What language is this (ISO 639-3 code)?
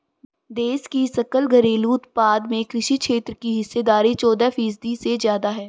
hin